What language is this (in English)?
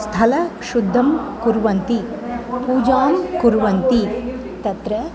Sanskrit